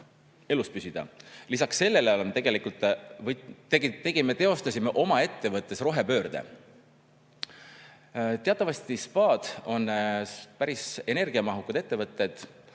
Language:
Estonian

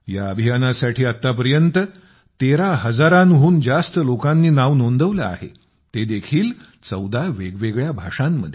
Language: Marathi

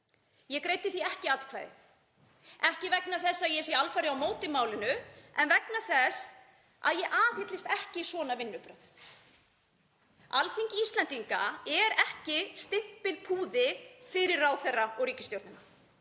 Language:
Icelandic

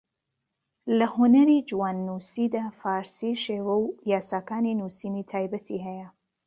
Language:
Central Kurdish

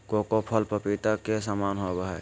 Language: Magahi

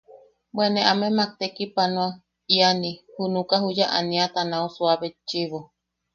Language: Yaqui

